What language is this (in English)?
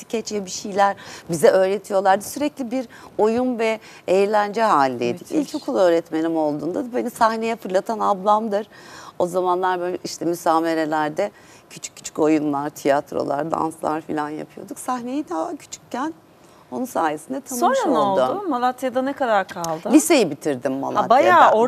Turkish